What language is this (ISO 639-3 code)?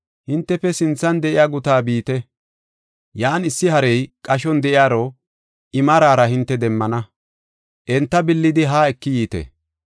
gof